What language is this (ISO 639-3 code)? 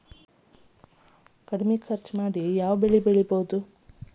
kan